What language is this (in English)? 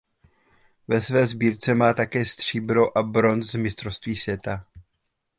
Czech